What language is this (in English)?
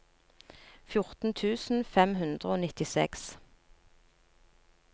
Norwegian